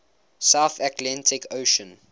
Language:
English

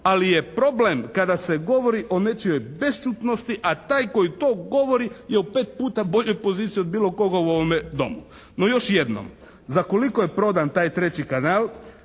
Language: Croatian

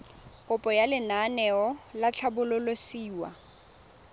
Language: Tswana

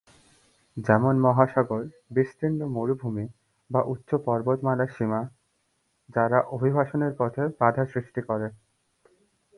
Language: Bangla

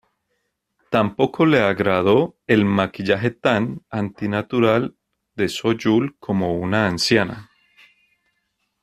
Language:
Spanish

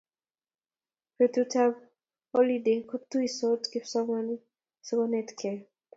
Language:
Kalenjin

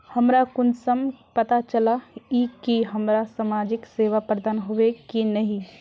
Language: Magahi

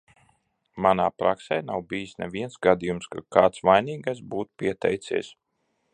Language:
Latvian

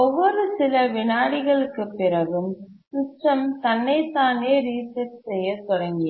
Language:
Tamil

